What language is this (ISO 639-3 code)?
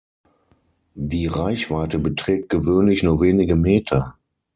deu